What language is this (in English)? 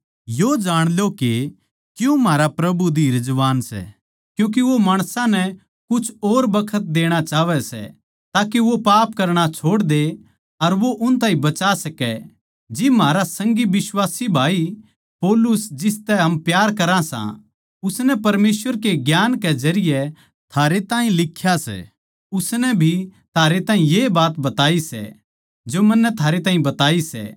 Haryanvi